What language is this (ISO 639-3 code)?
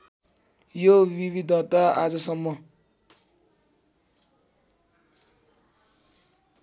nep